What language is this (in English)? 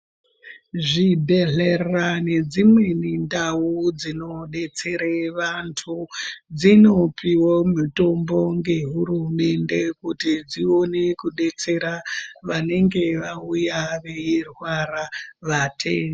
Ndau